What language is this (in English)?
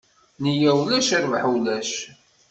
Kabyle